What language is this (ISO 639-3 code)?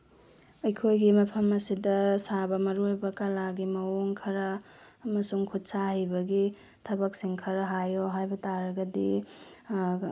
mni